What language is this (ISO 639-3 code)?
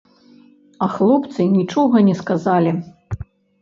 bel